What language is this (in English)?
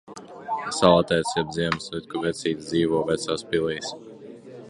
Latvian